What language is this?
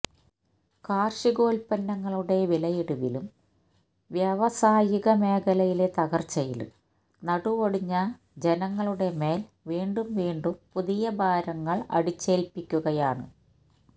Malayalam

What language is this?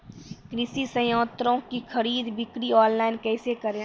Maithili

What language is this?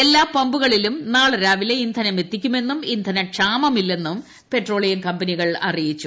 Malayalam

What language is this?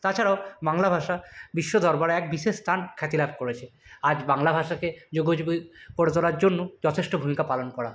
Bangla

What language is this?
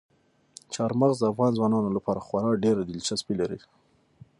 Pashto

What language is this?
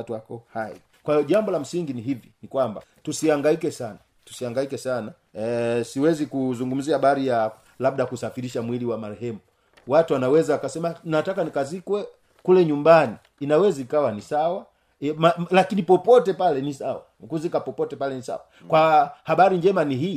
Swahili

